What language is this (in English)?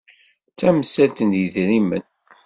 Kabyle